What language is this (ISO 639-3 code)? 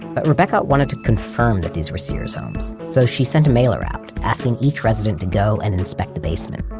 eng